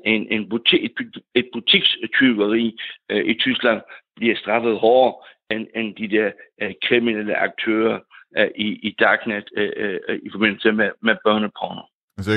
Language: Danish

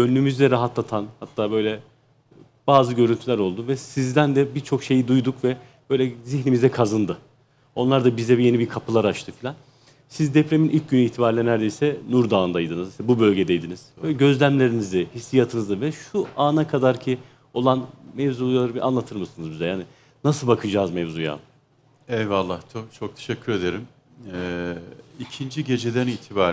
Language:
Turkish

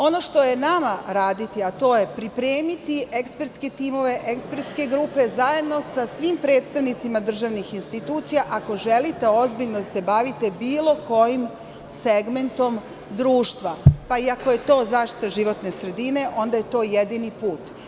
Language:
Serbian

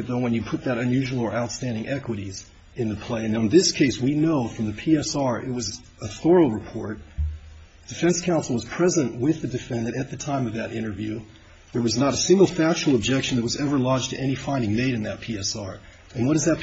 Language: English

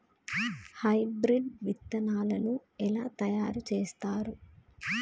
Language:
Telugu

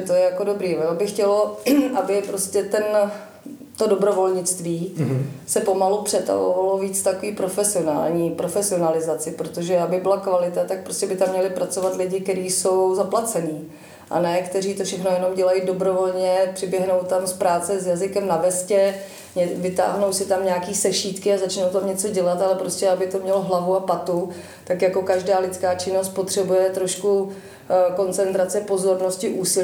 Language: Czech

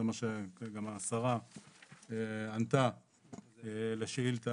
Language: Hebrew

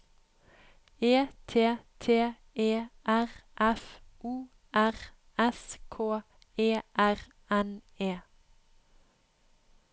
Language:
Norwegian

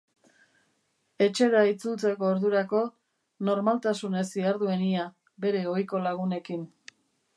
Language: Basque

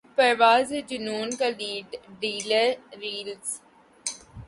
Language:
Urdu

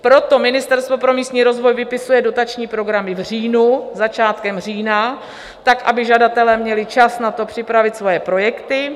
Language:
Czech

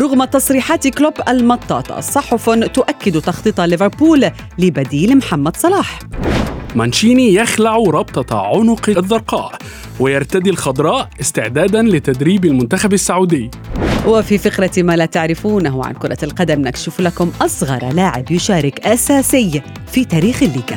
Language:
Arabic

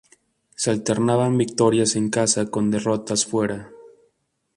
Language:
Spanish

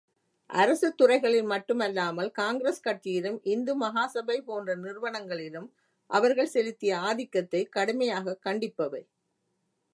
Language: Tamil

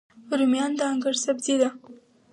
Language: Pashto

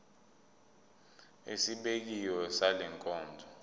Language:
Zulu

